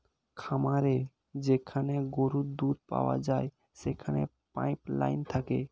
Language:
Bangla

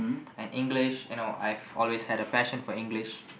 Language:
English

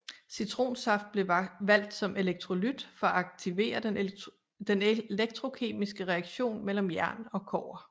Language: Danish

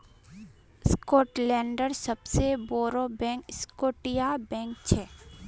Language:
Magahi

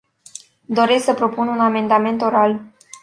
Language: Romanian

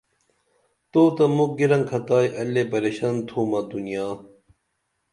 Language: Dameli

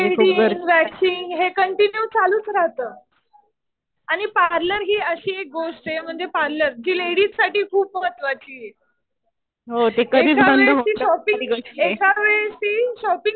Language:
Marathi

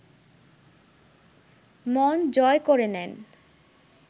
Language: Bangla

